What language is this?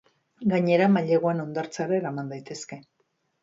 Basque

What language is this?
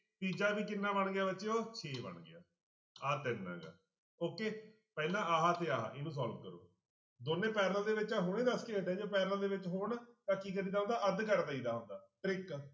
Punjabi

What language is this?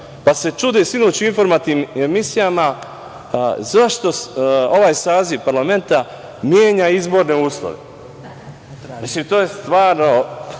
Serbian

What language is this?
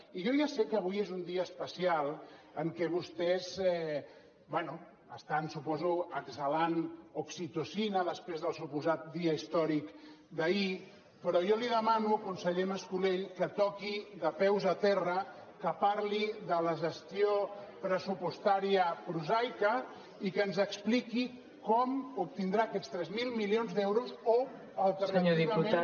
Catalan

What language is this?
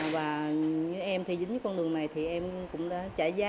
Vietnamese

